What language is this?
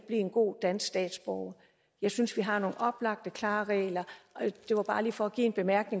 Danish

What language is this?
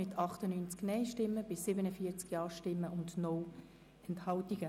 Swiss German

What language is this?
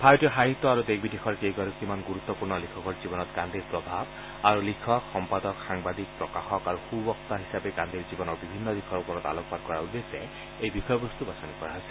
Assamese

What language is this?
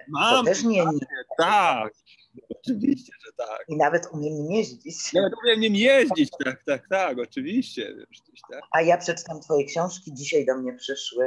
Polish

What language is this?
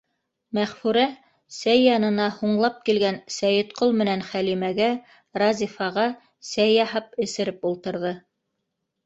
Bashkir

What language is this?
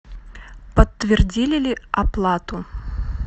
Russian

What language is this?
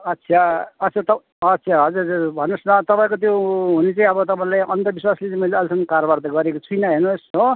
Nepali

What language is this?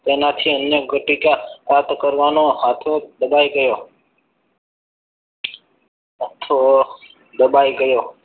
Gujarati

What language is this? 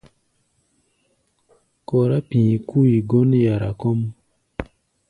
Gbaya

